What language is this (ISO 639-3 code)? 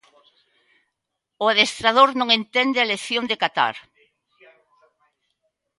glg